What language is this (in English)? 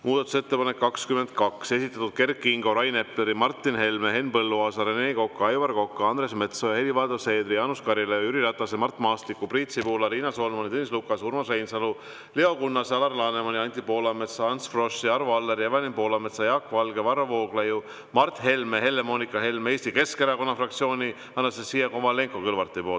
Estonian